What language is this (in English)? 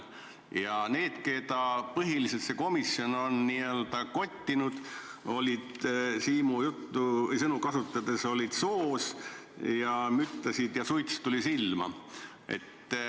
Estonian